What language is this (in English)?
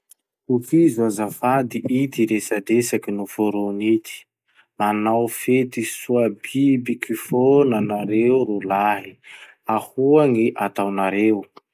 Masikoro Malagasy